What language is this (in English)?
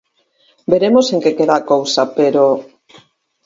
Galician